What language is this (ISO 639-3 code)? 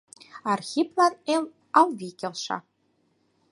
chm